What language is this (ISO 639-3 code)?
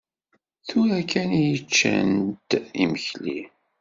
kab